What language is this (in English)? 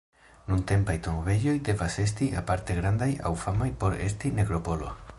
Esperanto